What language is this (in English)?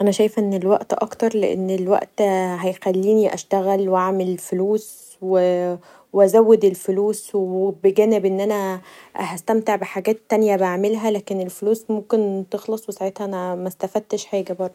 Egyptian Arabic